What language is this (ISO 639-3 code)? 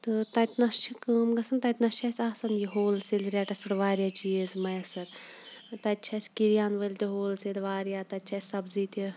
kas